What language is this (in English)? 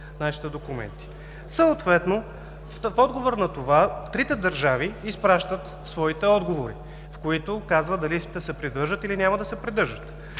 Bulgarian